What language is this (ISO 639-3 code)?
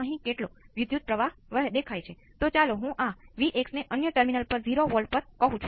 guj